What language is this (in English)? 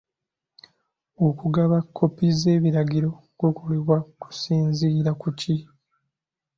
Ganda